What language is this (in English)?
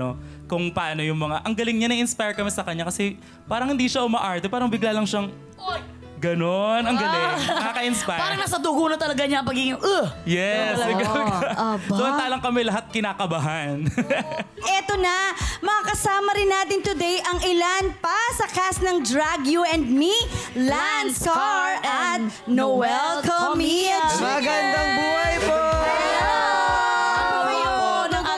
Filipino